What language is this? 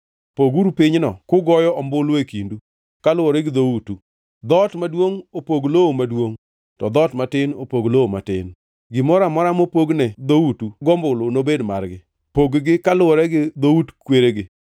Luo (Kenya and Tanzania)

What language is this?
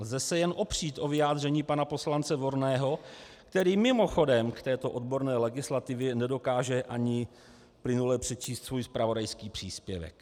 Czech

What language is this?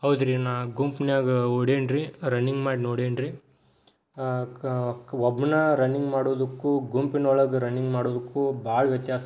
Kannada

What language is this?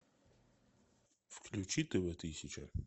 Russian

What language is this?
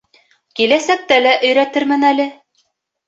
Bashkir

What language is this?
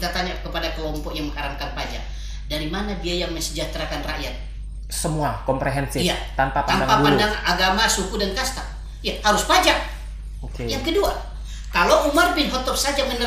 Indonesian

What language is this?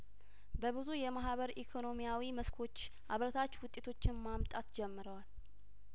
Amharic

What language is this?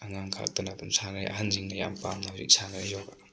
Manipuri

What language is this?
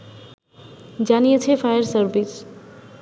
Bangla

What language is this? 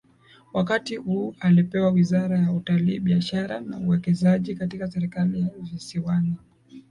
Swahili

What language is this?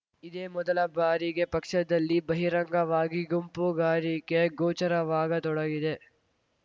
Kannada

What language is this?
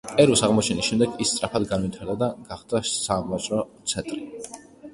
Georgian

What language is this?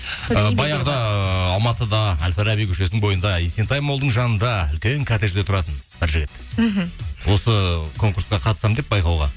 Kazakh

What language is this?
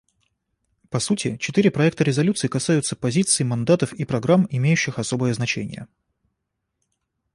Russian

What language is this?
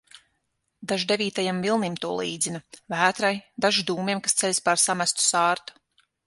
Latvian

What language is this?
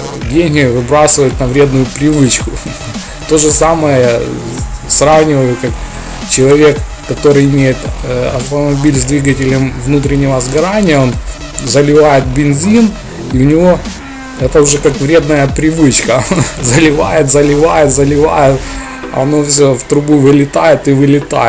Russian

